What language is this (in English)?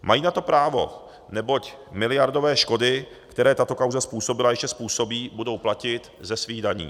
Czech